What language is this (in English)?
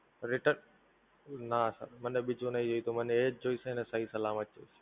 Gujarati